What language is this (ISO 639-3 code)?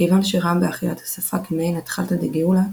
heb